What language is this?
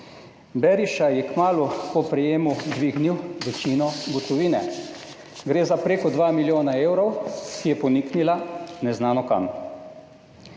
Slovenian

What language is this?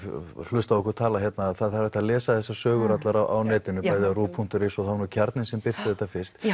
Icelandic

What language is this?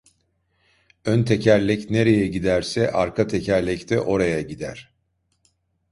Turkish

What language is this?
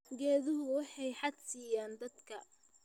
Somali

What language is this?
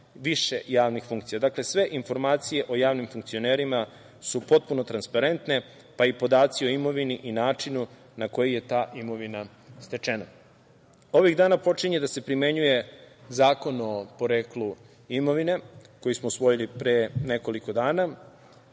Serbian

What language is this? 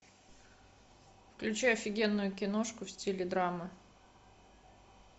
Russian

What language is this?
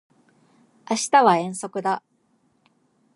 Japanese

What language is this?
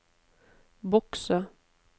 Norwegian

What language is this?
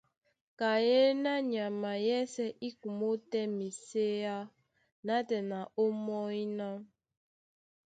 Duala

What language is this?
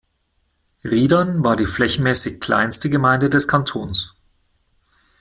German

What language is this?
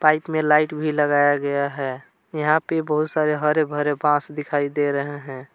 Hindi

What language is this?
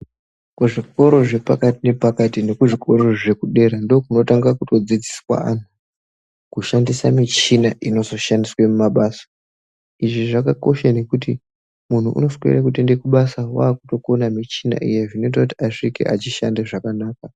Ndau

